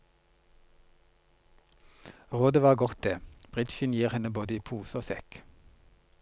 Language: Norwegian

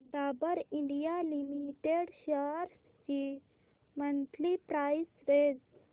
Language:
Marathi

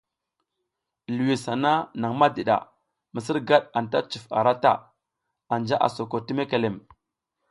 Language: South Giziga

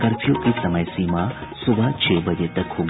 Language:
Hindi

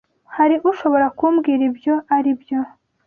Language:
Kinyarwanda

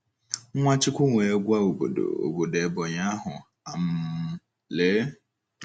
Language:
Igbo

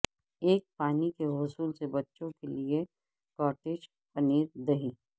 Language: Urdu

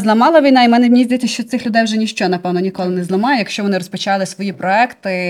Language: Ukrainian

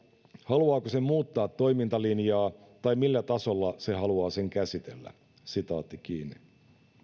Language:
Finnish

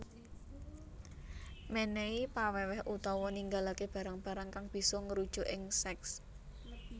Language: Javanese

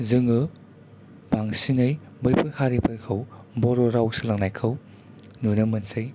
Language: Bodo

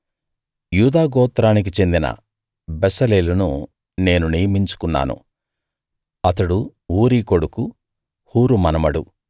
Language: Telugu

